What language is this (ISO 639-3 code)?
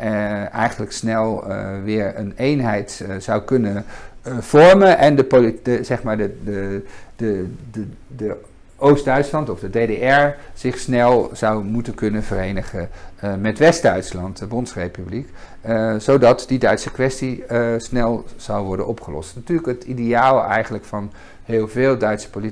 nld